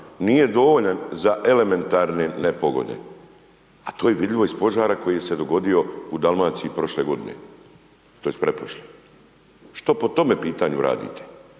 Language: Croatian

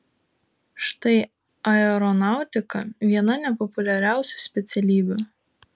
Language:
Lithuanian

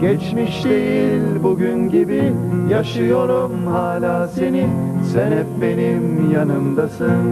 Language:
Turkish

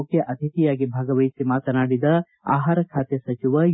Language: Kannada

